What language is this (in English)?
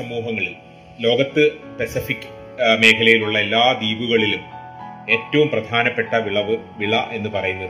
Malayalam